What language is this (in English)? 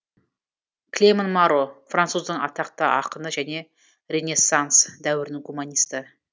Kazakh